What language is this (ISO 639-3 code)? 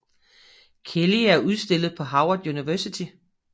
dan